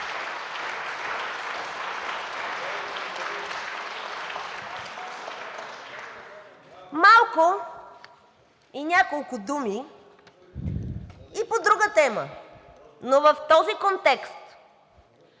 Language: Bulgarian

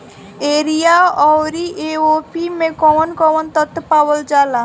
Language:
Bhojpuri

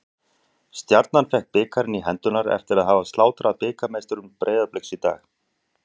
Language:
Icelandic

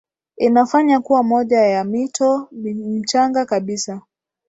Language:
Swahili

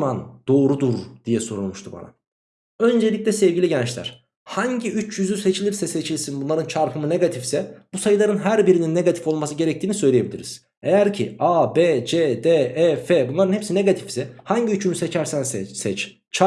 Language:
Turkish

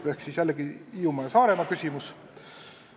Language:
Estonian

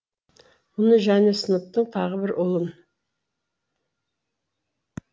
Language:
Kazakh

